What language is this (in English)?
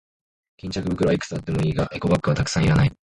Japanese